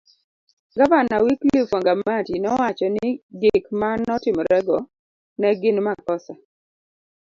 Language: Luo (Kenya and Tanzania)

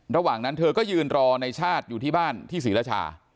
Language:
Thai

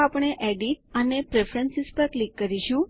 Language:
Gujarati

